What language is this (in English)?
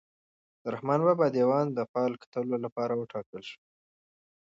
Pashto